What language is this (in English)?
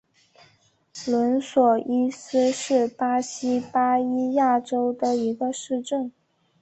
Chinese